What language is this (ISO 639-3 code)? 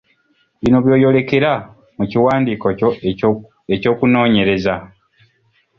lug